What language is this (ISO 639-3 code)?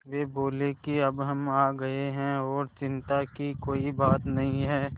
hin